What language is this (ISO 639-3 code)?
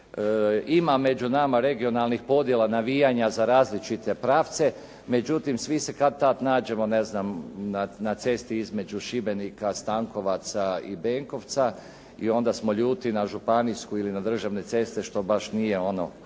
hrv